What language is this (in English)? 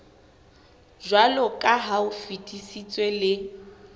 Southern Sotho